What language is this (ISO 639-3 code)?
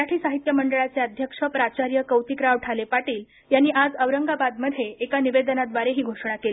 mar